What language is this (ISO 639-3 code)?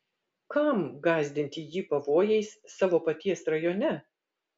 lit